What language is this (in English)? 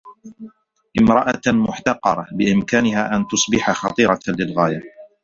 Arabic